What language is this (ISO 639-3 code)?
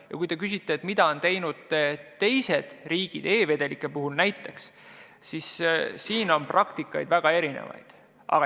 est